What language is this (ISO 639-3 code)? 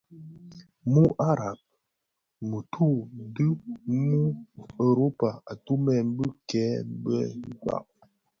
ksf